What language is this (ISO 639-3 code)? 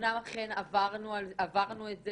heb